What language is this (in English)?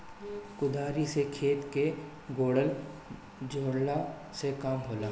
Bhojpuri